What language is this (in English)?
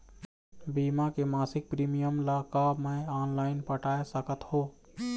Chhattisgarhi